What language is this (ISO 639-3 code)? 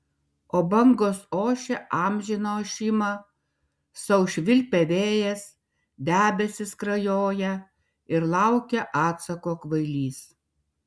lit